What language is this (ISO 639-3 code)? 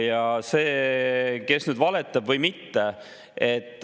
est